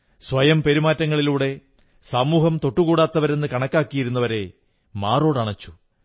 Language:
Malayalam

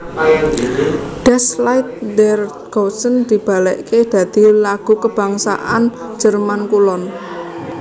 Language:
Javanese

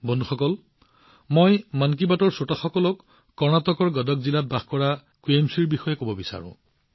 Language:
Assamese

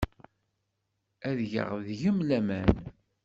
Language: Kabyle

